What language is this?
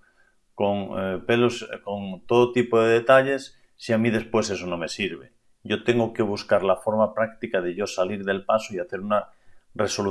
Spanish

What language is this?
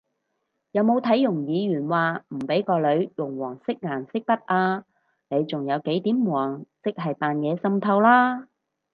Cantonese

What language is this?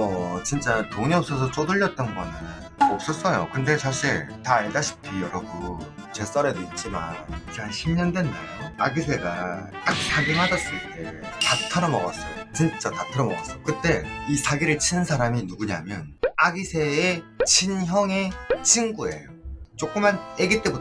Korean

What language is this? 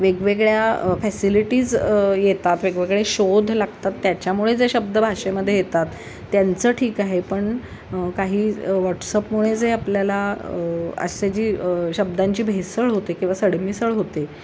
Marathi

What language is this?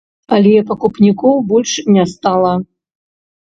Belarusian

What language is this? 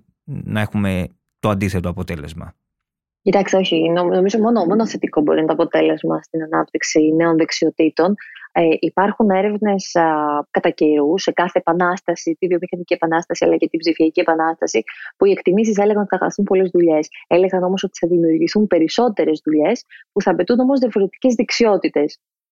Greek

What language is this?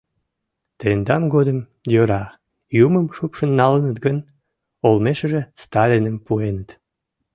Mari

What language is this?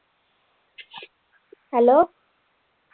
Punjabi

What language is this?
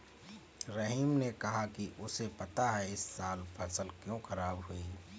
Hindi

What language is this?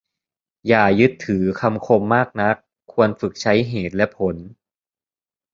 Thai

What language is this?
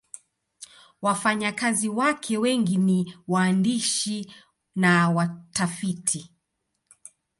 Swahili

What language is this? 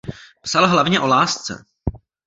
Czech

